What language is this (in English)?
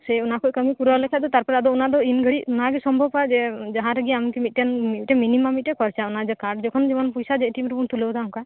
Santali